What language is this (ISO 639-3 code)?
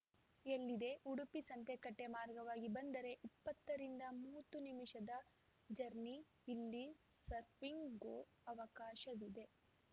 kan